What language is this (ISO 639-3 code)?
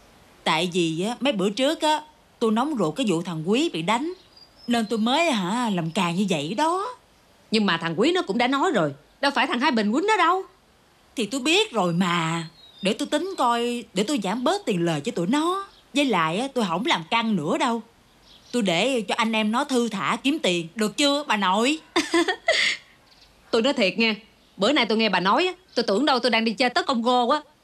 vie